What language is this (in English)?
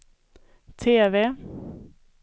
Swedish